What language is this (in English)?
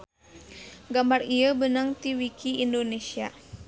Sundanese